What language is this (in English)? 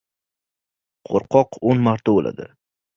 Uzbek